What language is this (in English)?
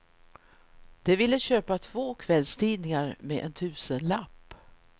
Swedish